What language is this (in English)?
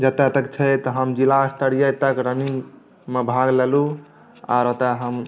Maithili